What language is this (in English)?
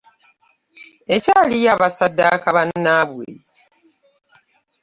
Ganda